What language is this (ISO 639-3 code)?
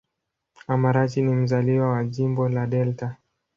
swa